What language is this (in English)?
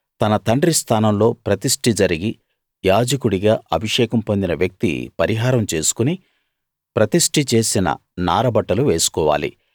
Telugu